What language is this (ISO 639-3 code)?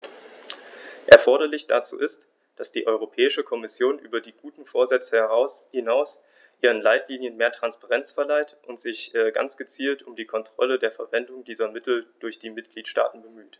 deu